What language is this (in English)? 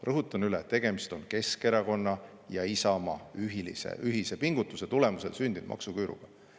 Estonian